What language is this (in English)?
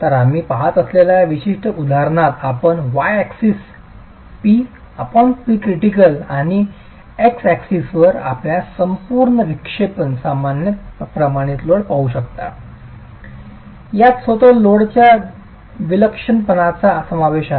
Marathi